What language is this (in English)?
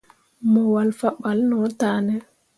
Mundang